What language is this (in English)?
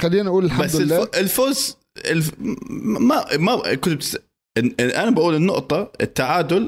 Arabic